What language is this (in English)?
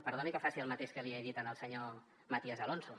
Catalan